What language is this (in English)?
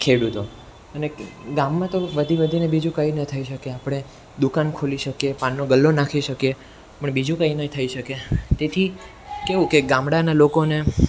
Gujarati